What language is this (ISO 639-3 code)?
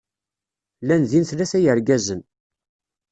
kab